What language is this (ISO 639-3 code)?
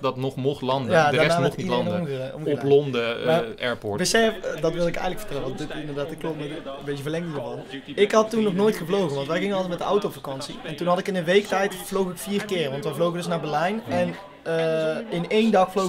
nld